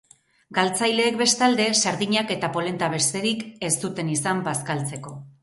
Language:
Basque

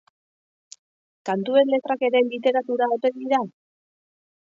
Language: Basque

